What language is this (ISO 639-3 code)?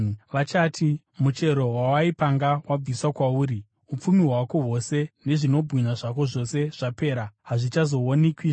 sna